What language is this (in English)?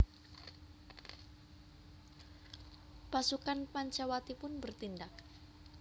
Javanese